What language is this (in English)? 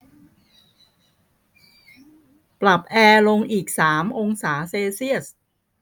Thai